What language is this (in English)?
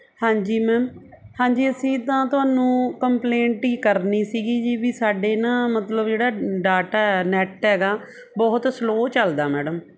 Punjabi